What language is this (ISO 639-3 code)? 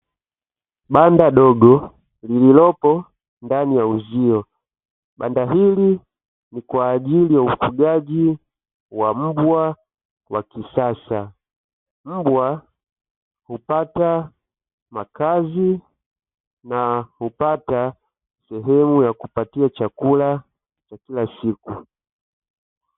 swa